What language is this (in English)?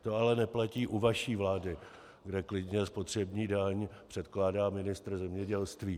Czech